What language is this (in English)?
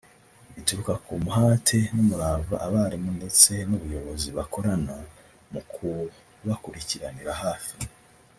Kinyarwanda